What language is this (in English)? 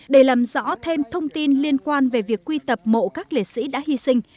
Vietnamese